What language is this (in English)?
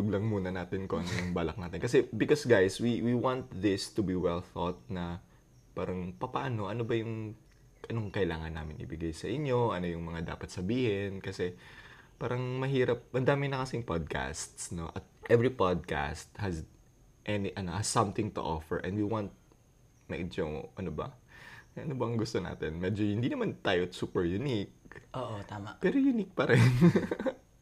Filipino